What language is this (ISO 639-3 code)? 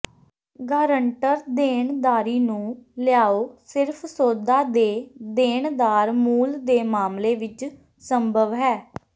pan